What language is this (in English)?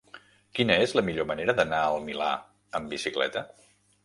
Catalan